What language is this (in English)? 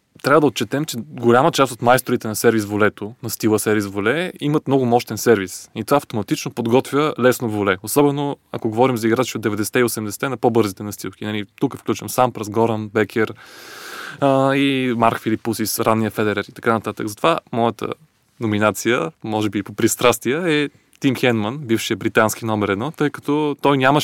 Bulgarian